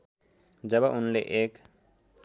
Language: Nepali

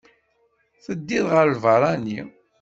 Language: Kabyle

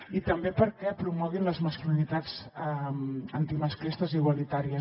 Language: Catalan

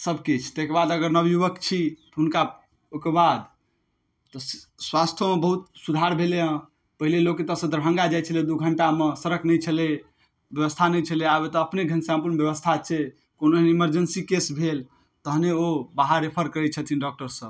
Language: Maithili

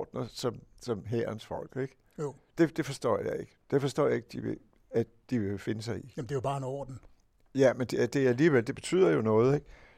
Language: Danish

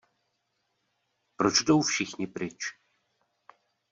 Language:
Czech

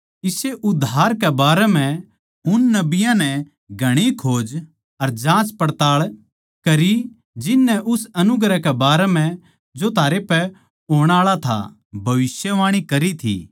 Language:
Haryanvi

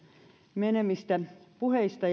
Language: Finnish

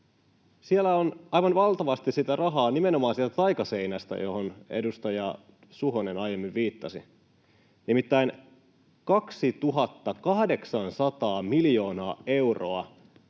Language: Finnish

